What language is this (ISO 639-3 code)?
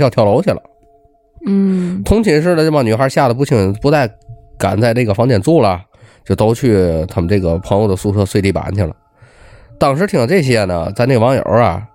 zho